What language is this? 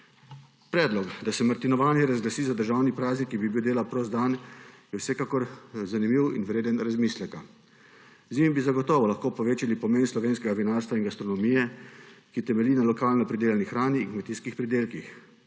Slovenian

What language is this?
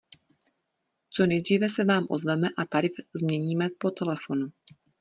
Czech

